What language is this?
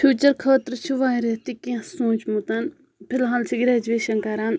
Kashmiri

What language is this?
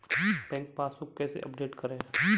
Hindi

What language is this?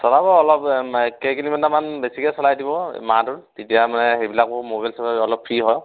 Assamese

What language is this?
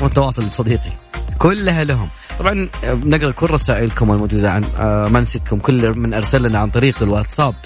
Arabic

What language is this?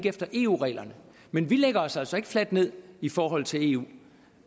Danish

